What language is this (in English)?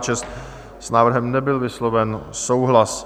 Czech